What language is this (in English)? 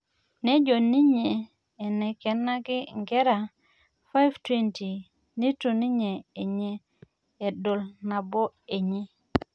Masai